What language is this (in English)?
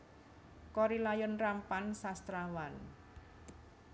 Javanese